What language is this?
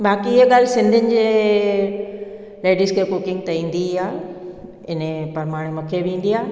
Sindhi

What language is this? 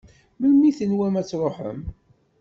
Kabyle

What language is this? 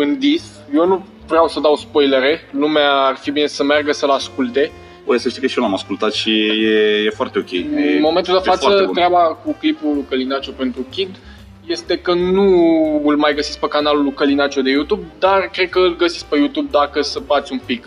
Romanian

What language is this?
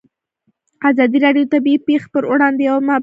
Pashto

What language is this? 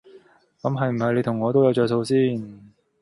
Cantonese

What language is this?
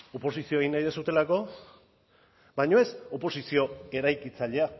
Basque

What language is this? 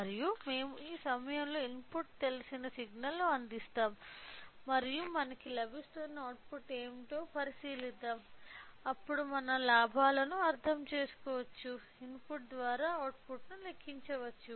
Telugu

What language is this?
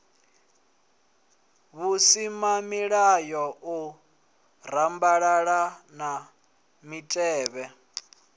Venda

